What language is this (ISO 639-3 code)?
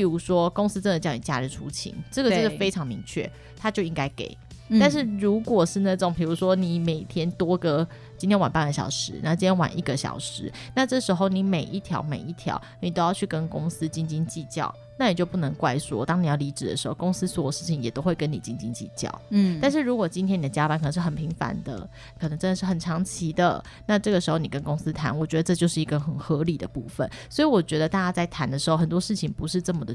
zho